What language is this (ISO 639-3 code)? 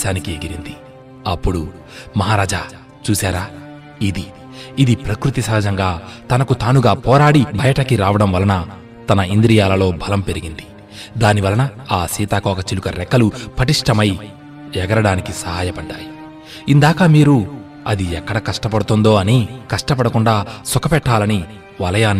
tel